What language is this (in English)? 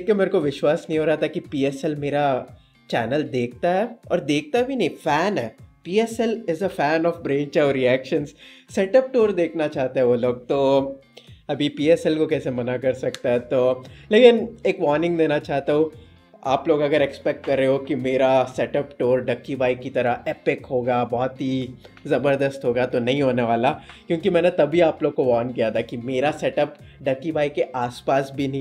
Hindi